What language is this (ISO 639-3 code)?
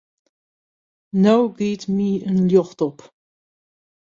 fry